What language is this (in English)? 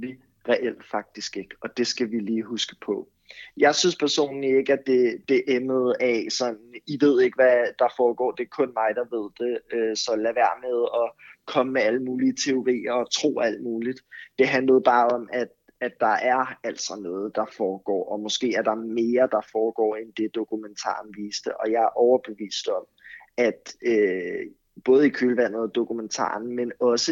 Danish